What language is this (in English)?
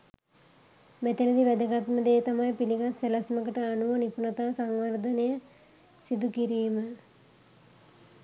Sinhala